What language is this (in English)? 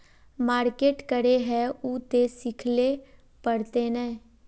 Magahi